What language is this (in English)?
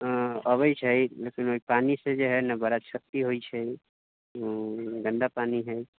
Maithili